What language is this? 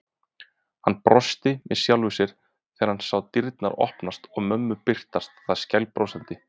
Icelandic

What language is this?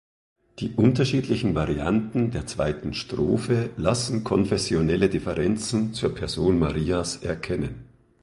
German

